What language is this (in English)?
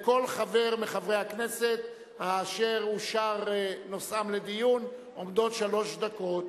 Hebrew